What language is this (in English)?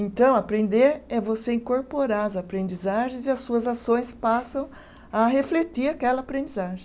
Portuguese